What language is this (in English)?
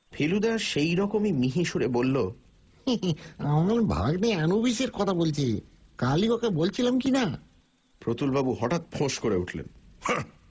Bangla